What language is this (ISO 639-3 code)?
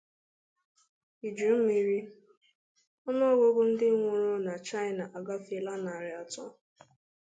ibo